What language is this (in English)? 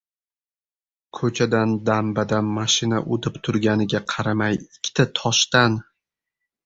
Uzbek